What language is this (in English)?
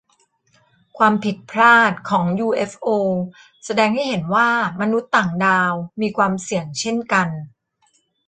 Thai